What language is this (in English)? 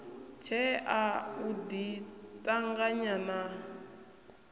Venda